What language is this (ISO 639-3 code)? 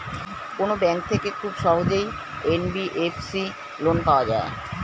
ben